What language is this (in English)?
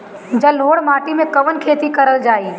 Bhojpuri